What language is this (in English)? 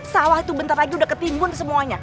Indonesian